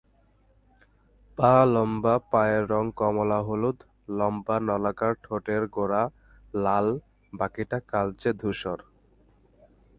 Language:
Bangla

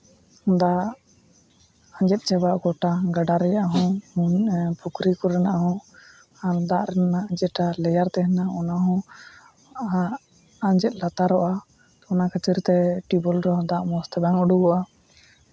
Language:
Santali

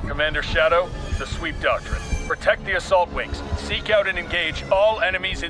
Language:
German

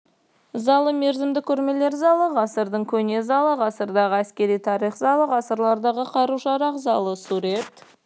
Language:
Kazakh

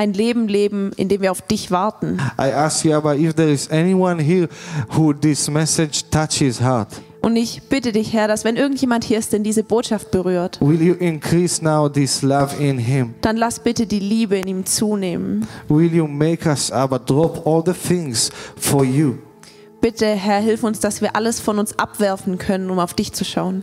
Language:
German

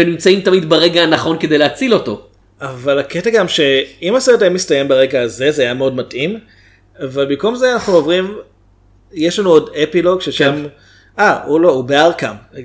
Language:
Hebrew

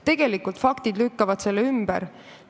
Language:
Estonian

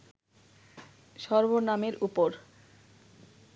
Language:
Bangla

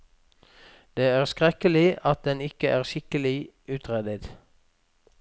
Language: Norwegian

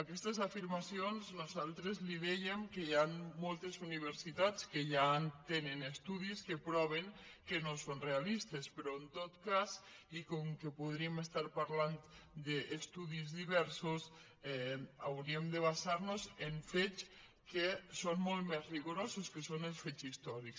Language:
Catalan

